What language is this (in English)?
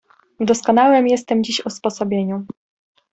Polish